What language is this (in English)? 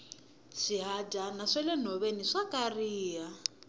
Tsonga